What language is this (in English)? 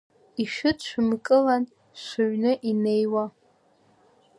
Abkhazian